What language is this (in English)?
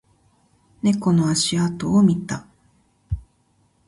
Japanese